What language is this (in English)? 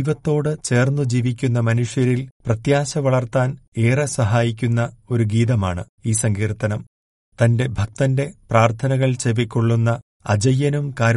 Malayalam